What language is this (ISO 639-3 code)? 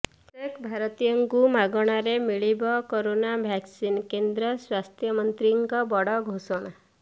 ori